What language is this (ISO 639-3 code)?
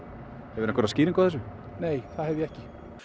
isl